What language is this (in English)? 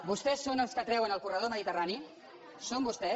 Catalan